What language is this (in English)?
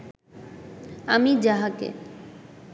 Bangla